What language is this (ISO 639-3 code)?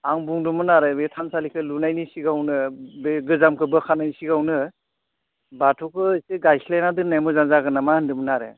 brx